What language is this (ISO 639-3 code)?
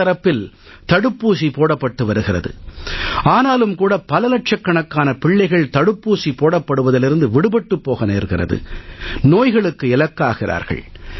tam